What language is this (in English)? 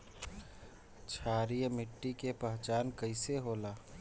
Bhojpuri